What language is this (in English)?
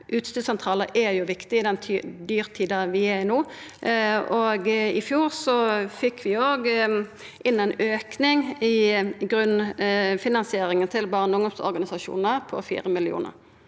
Norwegian